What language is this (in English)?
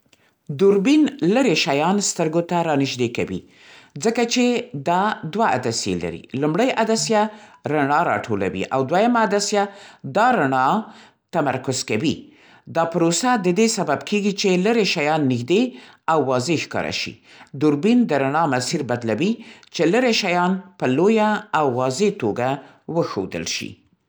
Central Pashto